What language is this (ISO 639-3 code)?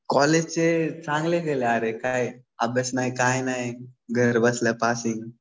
mar